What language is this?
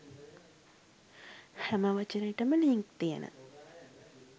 Sinhala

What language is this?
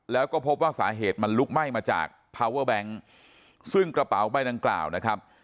Thai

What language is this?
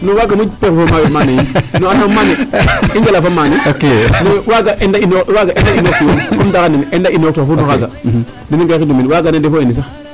Serer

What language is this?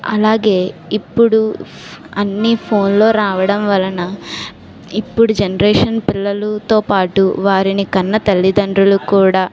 Telugu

